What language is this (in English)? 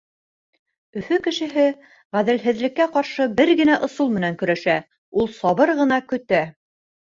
Bashkir